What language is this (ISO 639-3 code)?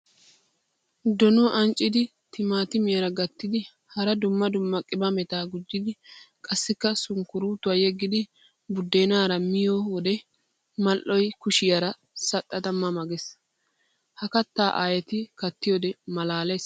wal